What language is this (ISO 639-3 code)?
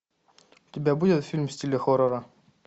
rus